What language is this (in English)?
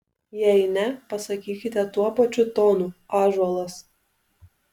Lithuanian